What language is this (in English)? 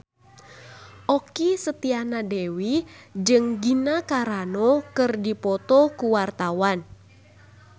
Sundanese